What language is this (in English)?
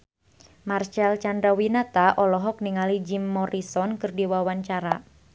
Sundanese